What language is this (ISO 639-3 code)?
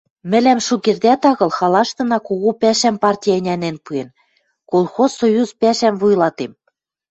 mrj